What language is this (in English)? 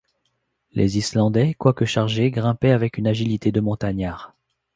French